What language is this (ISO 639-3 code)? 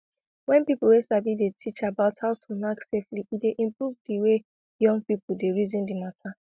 pcm